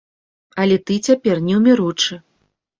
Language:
Belarusian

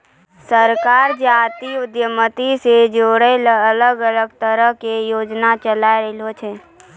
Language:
Maithili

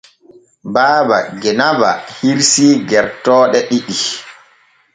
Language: Borgu Fulfulde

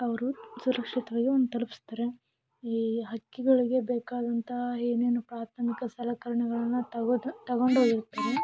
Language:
Kannada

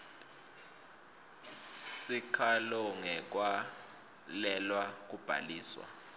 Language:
Swati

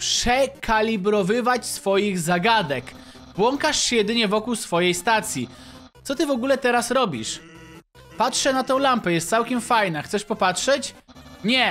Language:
Polish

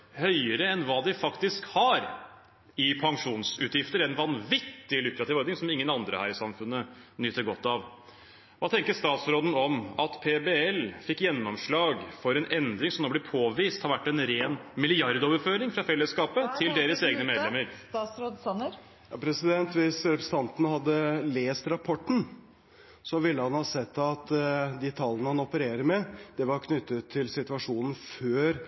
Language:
Norwegian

